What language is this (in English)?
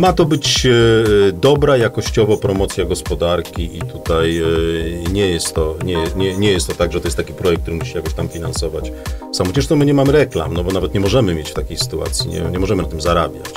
Polish